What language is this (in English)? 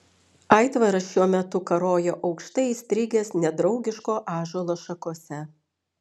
Lithuanian